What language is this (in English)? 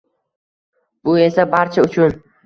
Uzbek